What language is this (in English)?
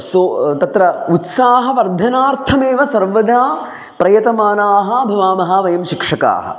Sanskrit